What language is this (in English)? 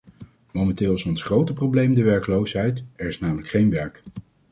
Dutch